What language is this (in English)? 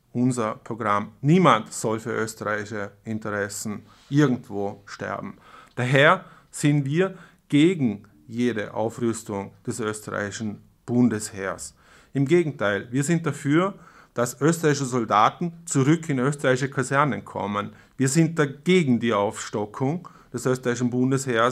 German